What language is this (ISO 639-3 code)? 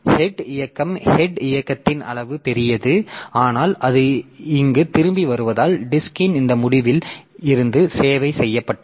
tam